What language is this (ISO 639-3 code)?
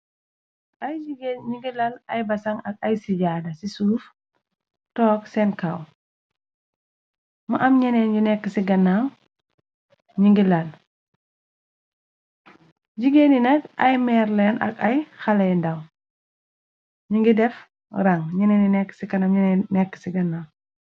wol